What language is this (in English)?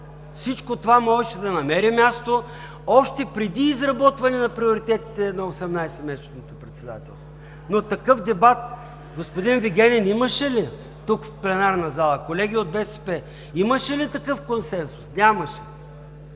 Bulgarian